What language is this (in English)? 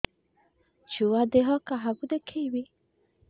Odia